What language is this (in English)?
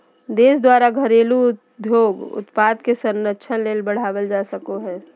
Magahi